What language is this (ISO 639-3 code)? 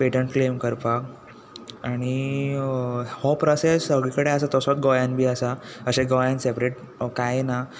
kok